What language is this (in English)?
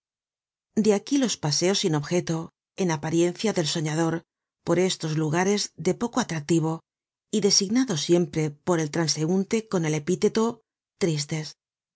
Spanish